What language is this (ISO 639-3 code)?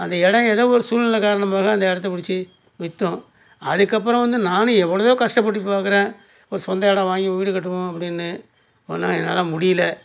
tam